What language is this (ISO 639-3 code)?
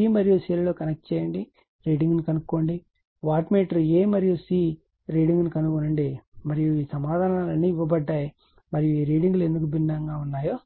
tel